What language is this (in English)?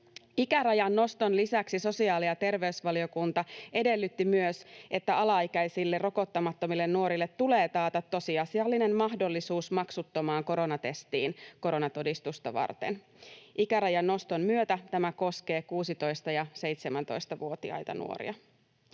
Finnish